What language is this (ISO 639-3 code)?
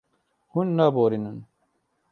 kur